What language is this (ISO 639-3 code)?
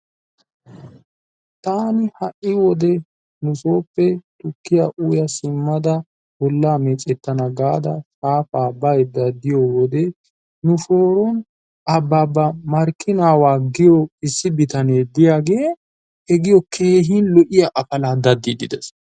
wal